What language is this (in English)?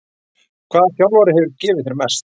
Icelandic